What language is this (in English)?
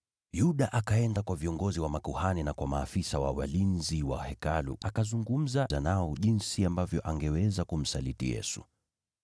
Swahili